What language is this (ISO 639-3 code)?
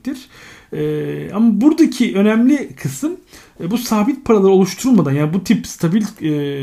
tur